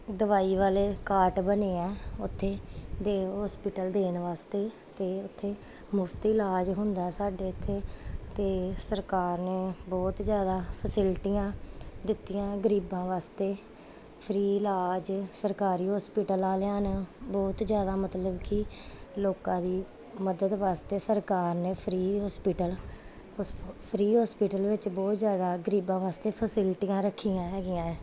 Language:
Punjabi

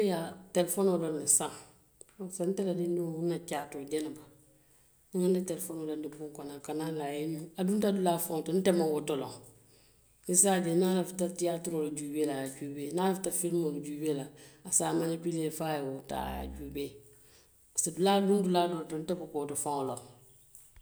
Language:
Western Maninkakan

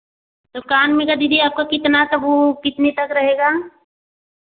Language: Hindi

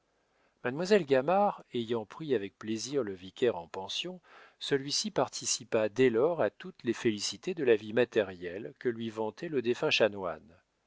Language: French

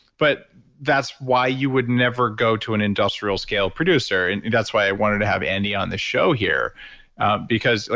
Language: English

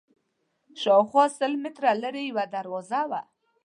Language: Pashto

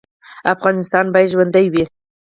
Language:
Pashto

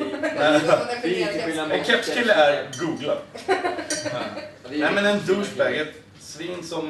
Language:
Swedish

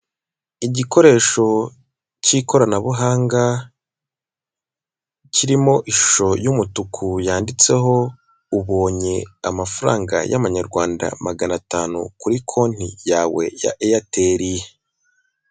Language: Kinyarwanda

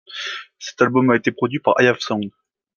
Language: French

